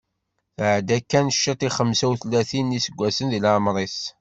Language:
Kabyle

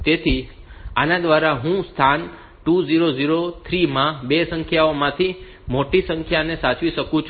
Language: Gujarati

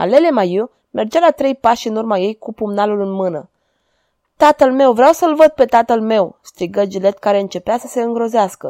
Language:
Romanian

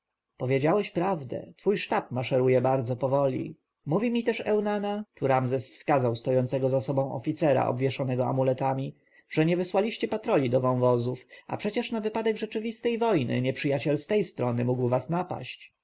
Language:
Polish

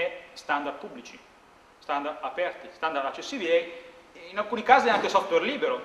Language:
Italian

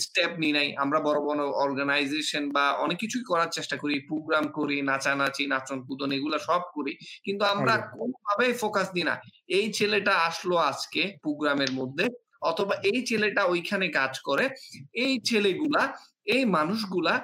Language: Bangla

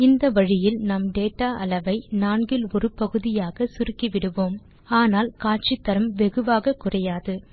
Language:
Tamil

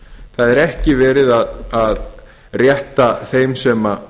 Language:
Icelandic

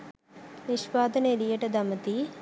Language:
Sinhala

